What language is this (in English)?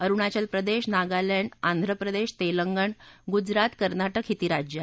Marathi